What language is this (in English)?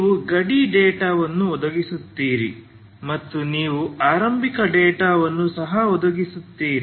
Kannada